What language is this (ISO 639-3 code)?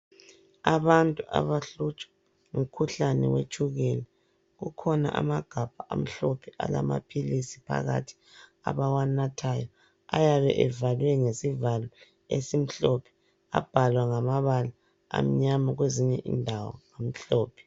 nde